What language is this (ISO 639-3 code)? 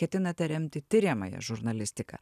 lit